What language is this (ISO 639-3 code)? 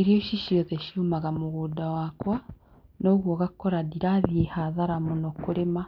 kik